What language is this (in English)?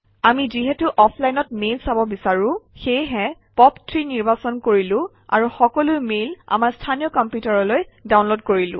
Assamese